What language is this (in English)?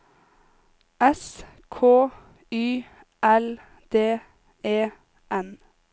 Norwegian